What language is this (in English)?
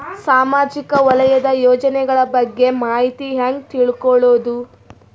Kannada